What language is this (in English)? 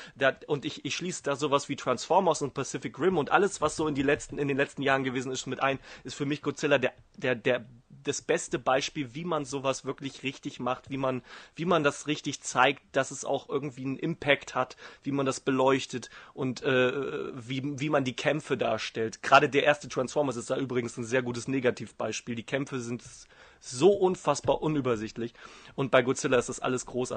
German